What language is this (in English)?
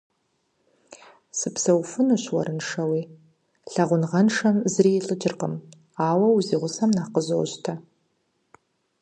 Kabardian